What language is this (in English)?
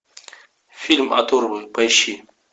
Russian